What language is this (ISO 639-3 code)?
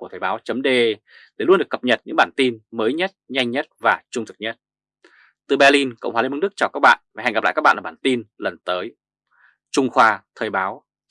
vie